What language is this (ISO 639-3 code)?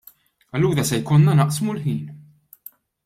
mlt